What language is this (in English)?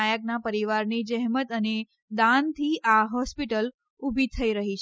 Gujarati